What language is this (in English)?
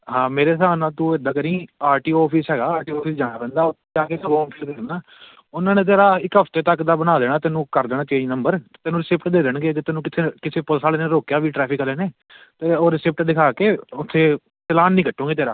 Punjabi